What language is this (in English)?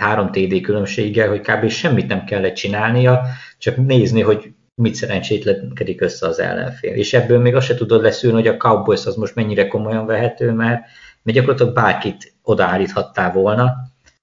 Hungarian